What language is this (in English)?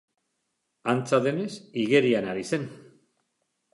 Basque